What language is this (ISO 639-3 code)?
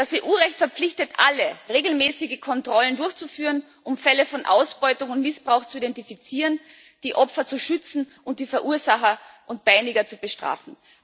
deu